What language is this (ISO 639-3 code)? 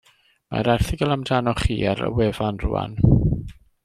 cym